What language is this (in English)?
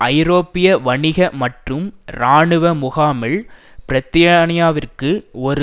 Tamil